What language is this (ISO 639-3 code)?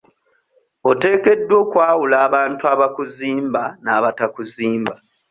lug